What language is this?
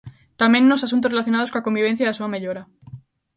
Galician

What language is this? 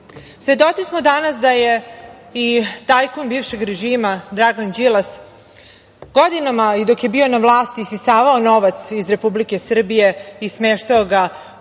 Serbian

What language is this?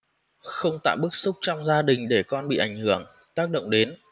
Vietnamese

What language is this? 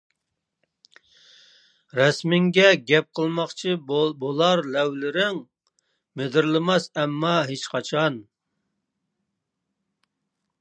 Uyghur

